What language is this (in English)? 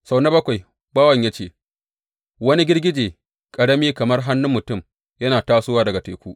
Hausa